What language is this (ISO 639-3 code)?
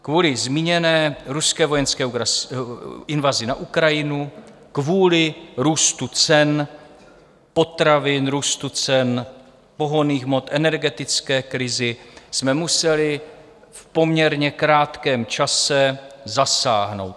ces